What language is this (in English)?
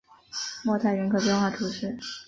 Chinese